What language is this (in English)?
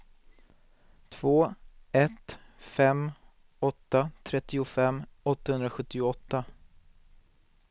Swedish